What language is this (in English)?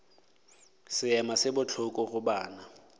Northern Sotho